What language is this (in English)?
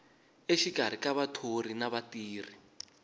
Tsonga